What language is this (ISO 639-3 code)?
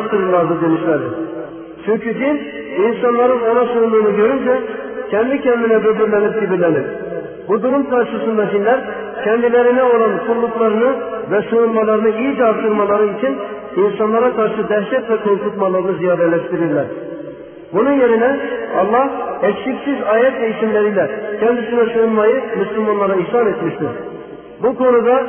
tur